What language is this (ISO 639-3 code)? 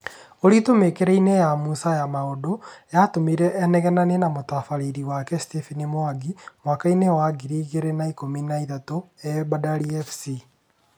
kik